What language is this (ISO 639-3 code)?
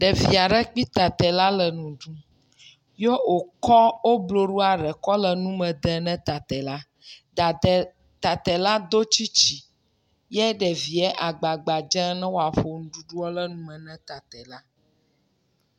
ewe